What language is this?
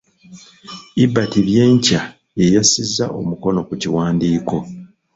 Ganda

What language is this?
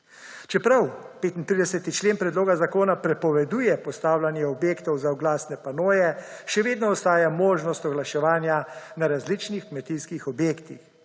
Slovenian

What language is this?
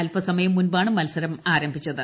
Malayalam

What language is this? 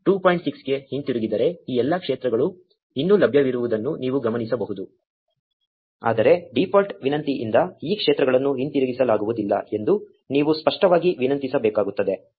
Kannada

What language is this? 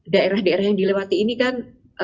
Indonesian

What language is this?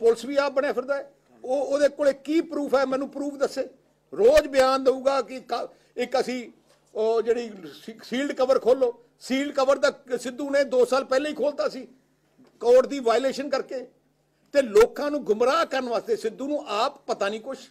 Hindi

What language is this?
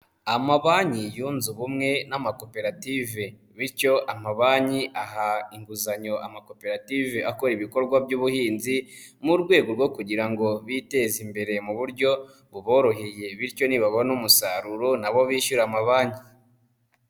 Kinyarwanda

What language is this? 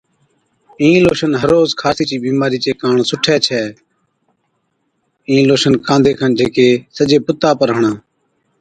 Od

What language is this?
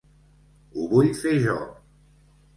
Catalan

